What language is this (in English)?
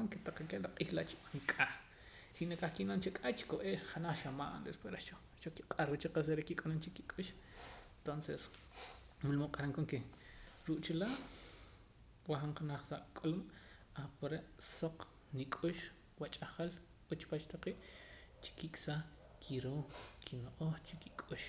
Poqomam